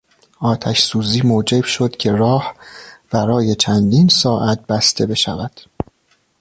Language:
Persian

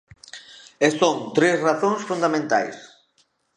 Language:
Galician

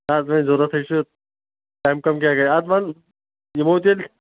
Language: Kashmiri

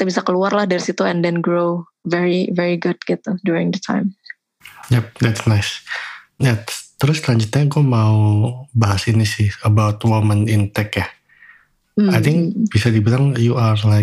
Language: Indonesian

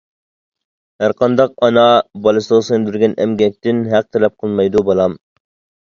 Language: Uyghur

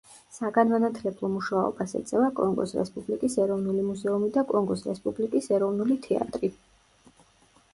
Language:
Georgian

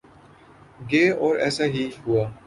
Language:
Urdu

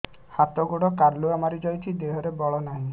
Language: Odia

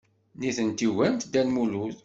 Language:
Kabyle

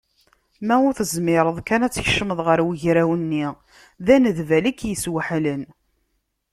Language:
Kabyle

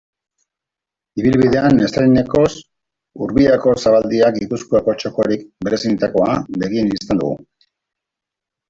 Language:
Basque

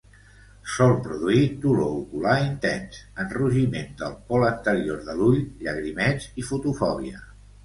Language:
Catalan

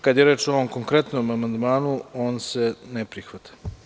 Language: Serbian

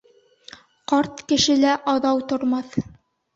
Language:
Bashkir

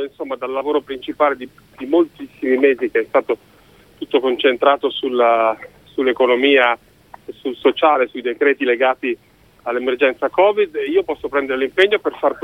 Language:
Italian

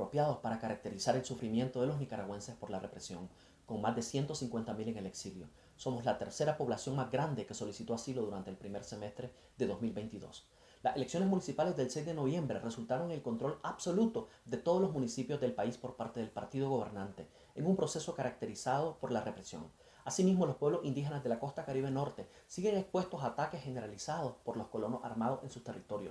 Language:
Spanish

